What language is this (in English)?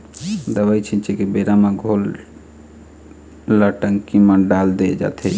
Chhattisgarhi